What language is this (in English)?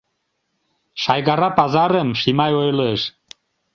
Mari